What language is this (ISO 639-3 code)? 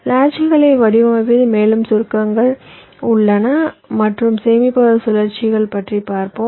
tam